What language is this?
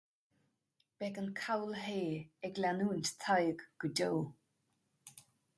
Irish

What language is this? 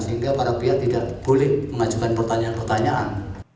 Indonesian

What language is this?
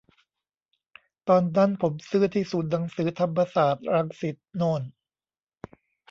Thai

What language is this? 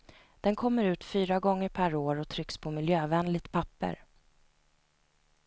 Swedish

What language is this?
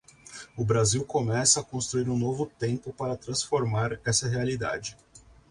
Portuguese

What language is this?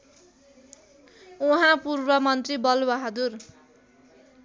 Nepali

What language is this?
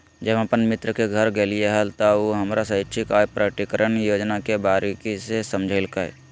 Magahi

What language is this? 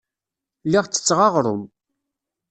Kabyle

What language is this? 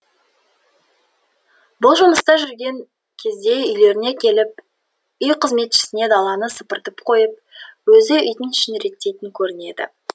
Kazakh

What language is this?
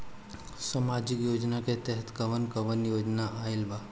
Bhojpuri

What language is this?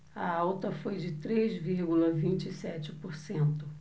Portuguese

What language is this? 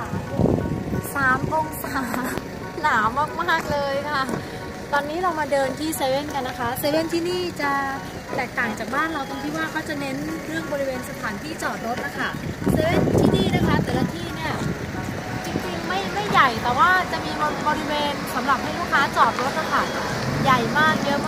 Thai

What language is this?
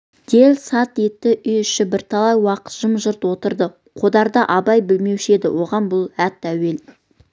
Kazakh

